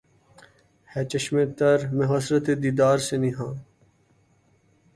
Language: Urdu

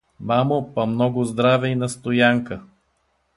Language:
Bulgarian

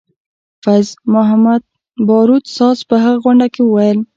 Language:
Pashto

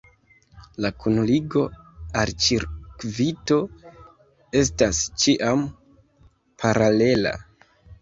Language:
Esperanto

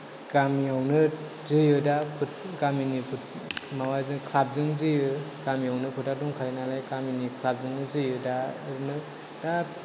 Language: Bodo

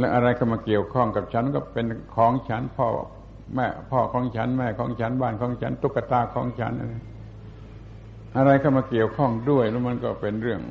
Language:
Thai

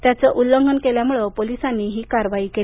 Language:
Marathi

